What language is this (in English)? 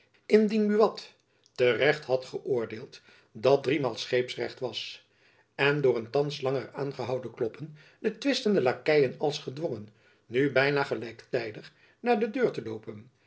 Dutch